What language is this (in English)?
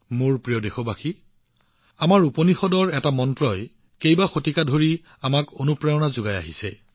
Assamese